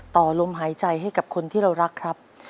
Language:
Thai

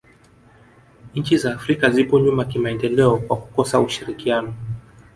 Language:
Swahili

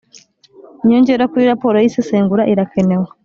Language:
Kinyarwanda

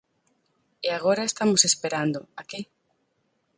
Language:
Galician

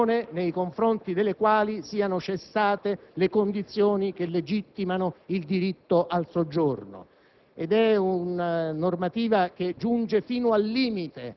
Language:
Italian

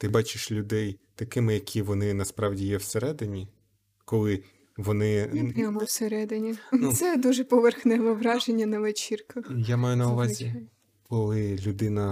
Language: Ukrainian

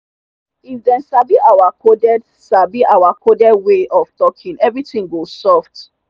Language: Nigerian Pidgin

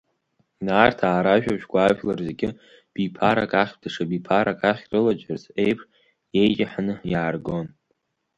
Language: Abkhazian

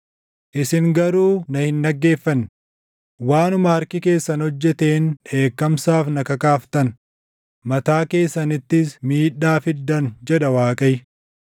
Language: Oromo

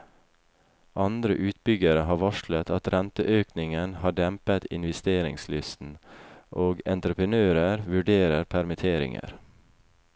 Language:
Norwegian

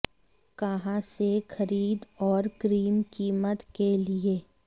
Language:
Hindi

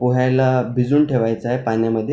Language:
Marathi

